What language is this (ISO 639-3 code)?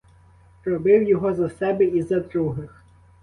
ukr